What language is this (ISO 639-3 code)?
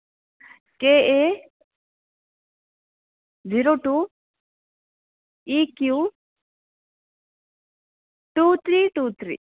san